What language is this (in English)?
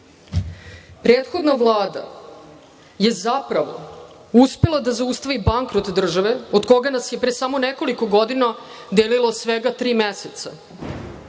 Serbian